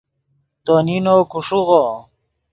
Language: Yidgha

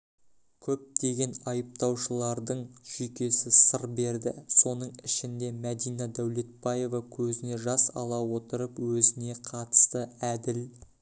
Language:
Kazakh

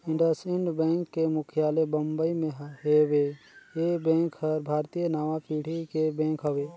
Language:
Chhattisgarhi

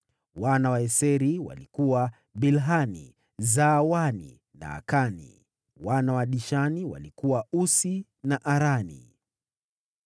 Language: Swahili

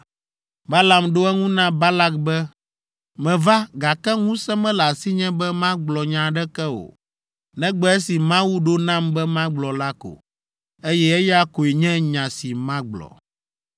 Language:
Ewe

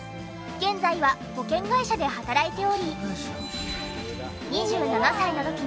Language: Japanese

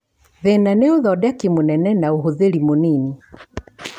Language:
Kikuyu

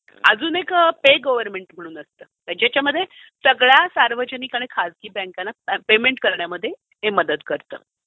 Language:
Marathi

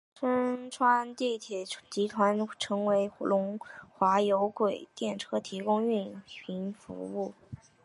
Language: Chinese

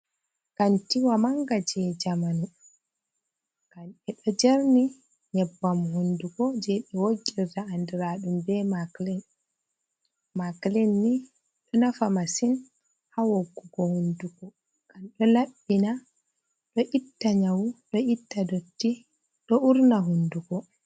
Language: Fula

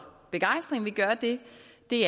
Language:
Danish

